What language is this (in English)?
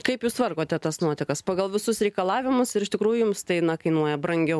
Lithuanian